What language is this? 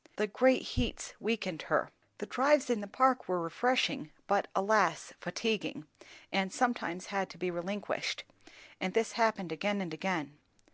English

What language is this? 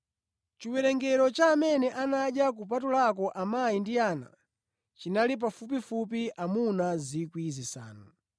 Nyanja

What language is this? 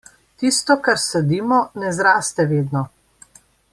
Slovenian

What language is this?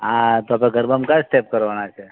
Gujarati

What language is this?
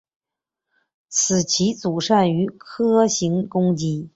Chinese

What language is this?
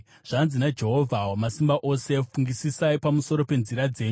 Shona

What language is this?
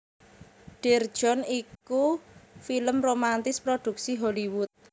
Javanese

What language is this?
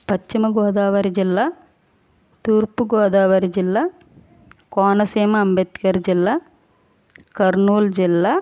Telugu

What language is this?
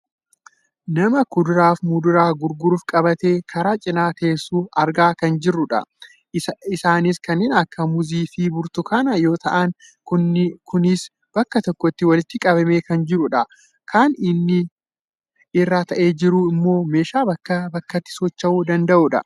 Oromo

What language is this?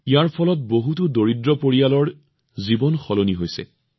Assamese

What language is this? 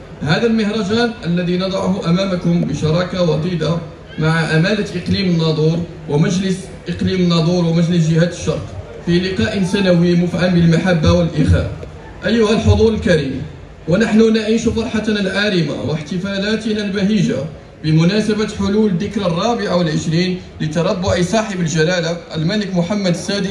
Arabic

